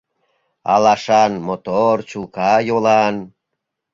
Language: Mari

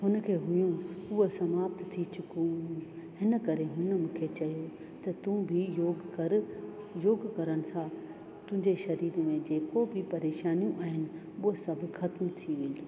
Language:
Sindhi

